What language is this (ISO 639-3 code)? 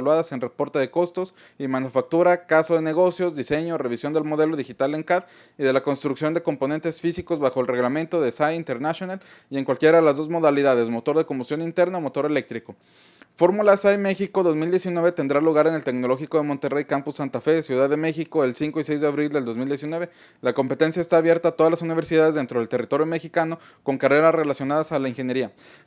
spa